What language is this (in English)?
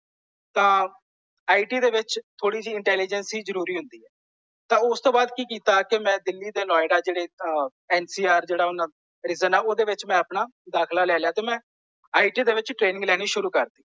Punjabi